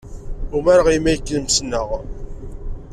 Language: Kabyle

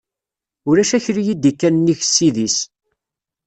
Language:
Kabyle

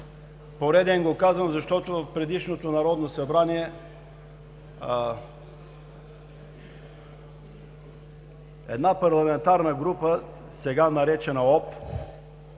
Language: Bulgarian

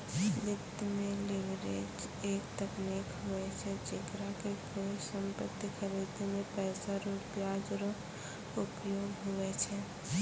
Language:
Maithili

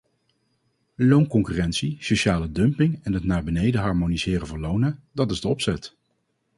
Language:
Dutch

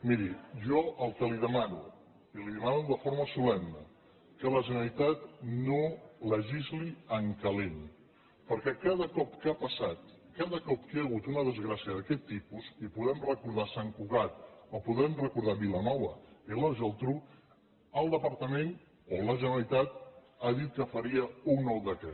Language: Catalan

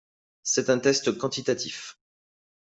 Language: French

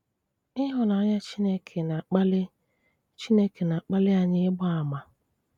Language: Igbo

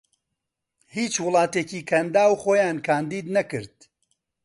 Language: Central Kurdish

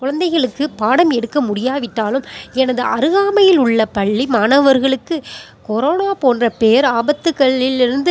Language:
Tamil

